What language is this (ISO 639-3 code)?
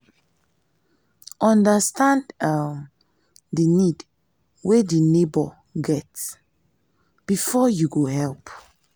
pcm